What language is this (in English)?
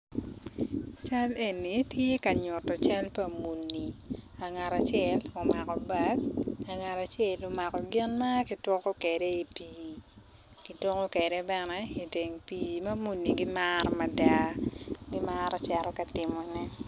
Acoli